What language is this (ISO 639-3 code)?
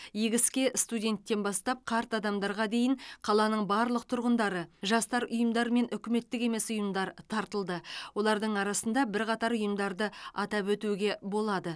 kaz